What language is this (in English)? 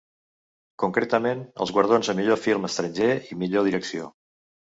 Catalan